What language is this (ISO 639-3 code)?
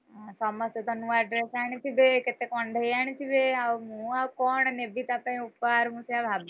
ori